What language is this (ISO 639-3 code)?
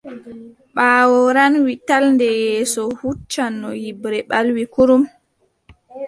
fub